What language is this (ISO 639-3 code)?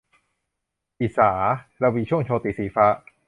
tha